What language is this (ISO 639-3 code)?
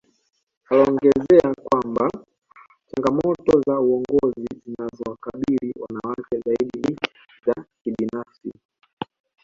swa